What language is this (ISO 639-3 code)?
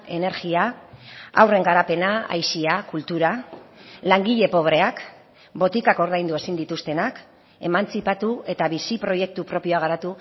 eus